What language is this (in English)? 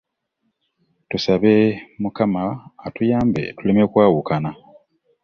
Ganda